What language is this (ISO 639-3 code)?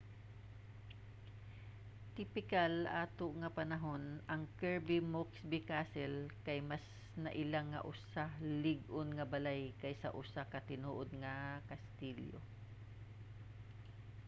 ceb